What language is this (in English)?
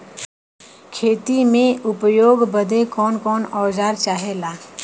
Bhojpuri